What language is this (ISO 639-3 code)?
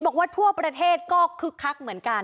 tha